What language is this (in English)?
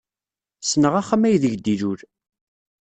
Kabyle